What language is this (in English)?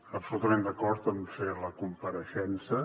Catalan